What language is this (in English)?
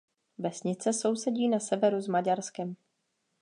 Czech